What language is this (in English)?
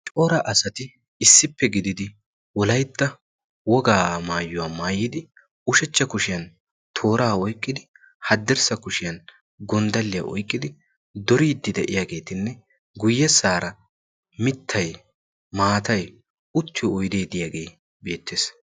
Wolaytta